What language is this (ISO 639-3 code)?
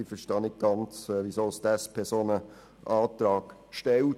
gsw